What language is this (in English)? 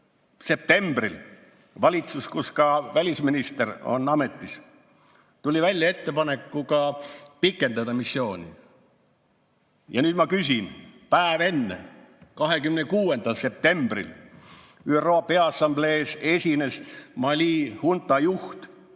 Estonian